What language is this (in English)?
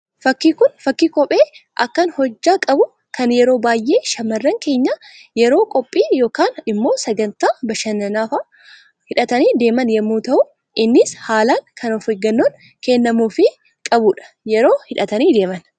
Oromo